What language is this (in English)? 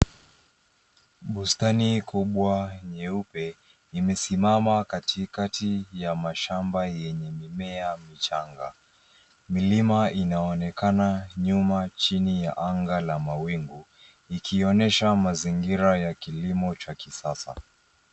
Swahili